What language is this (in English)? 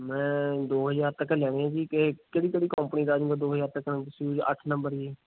Punjabi